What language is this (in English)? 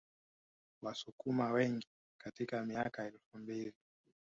Swahili